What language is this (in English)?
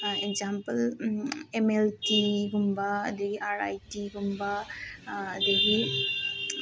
Manipuri